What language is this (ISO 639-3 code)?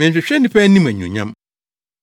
aka